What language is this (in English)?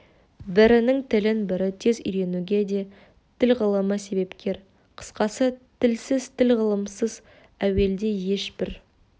Kazakh